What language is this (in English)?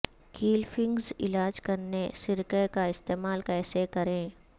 Urdu